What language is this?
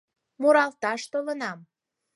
Mari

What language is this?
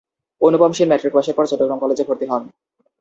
Bangla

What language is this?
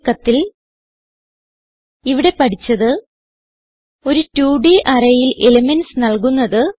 Malayalam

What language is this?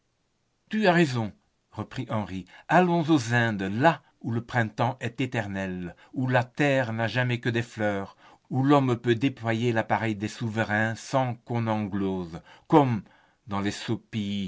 French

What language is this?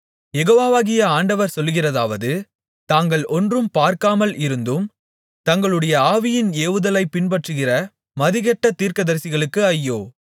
Tamil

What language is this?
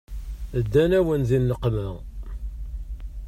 Kabyle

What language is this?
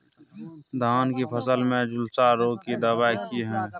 Maithili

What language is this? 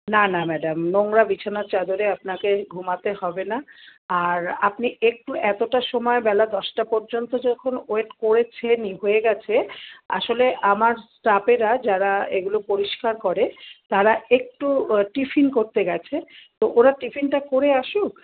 Bangla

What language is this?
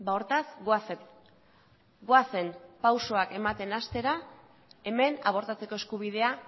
Basque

